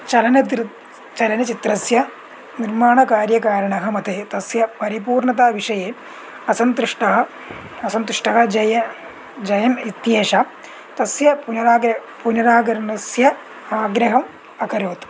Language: Sanskrit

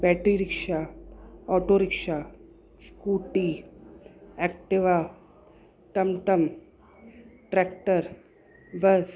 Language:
Sindhi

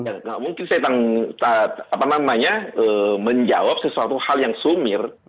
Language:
Indonesian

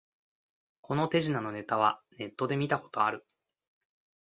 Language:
Japanese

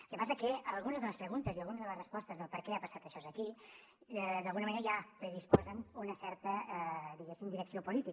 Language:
Catalan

